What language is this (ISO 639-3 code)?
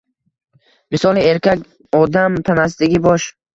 uzb